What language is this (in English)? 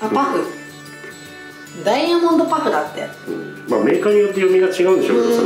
Japanese